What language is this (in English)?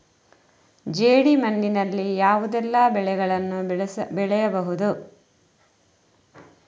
Kannada